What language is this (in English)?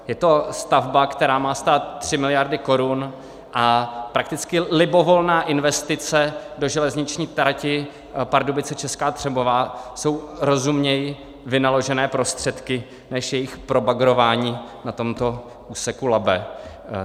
Czech